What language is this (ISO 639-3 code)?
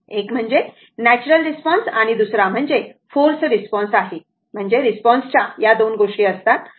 mar